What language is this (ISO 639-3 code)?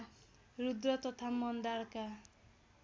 nep